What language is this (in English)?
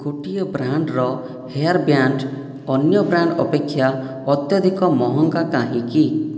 Odia